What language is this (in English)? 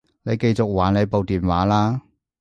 Cantonese